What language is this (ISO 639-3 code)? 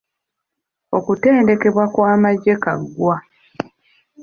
lug